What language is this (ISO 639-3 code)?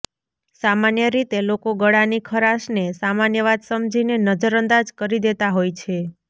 guj